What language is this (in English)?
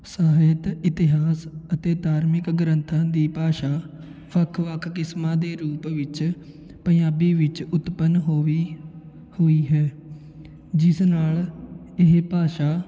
Punjabi